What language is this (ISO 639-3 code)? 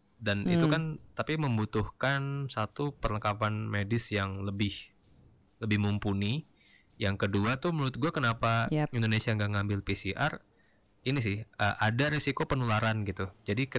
ind